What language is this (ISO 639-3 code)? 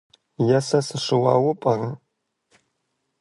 kbd